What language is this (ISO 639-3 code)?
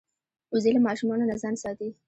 pus